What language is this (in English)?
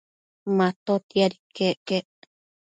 Matsés